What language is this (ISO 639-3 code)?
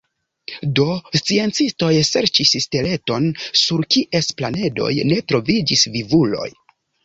epo